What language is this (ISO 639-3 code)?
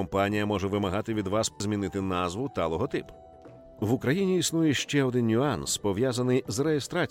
ukr